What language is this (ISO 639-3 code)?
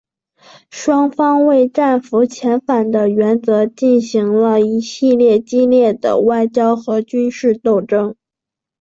zho